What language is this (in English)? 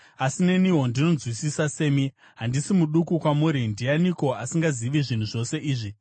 Shona